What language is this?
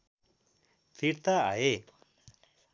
Nepali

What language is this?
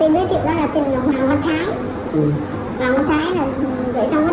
Vietnamese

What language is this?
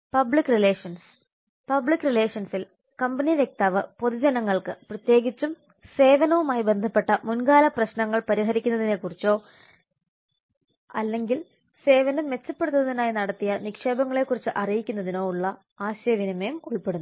Malayalam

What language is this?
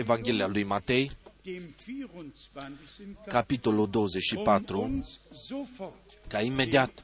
Romanian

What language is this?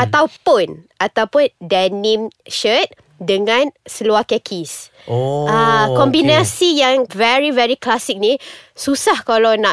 Malay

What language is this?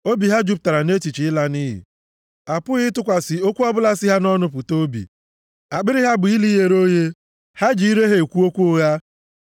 Igbo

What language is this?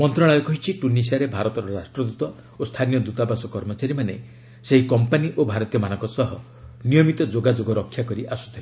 Odia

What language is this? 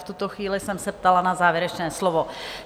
Czech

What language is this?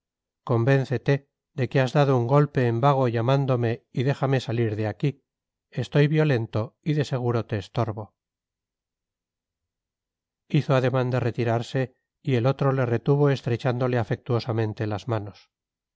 Spanish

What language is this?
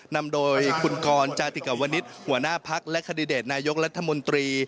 Thai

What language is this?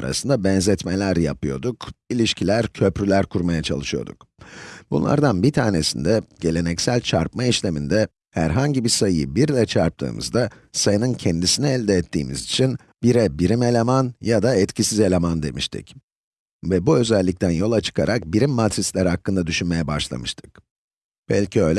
Turkish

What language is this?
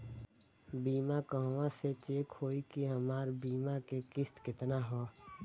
Bhojpuri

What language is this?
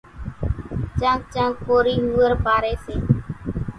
Kachi Koli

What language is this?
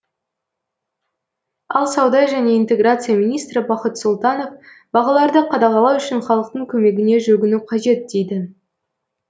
Kazakh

